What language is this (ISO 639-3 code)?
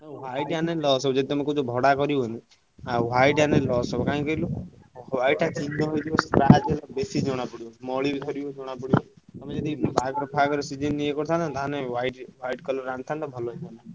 ori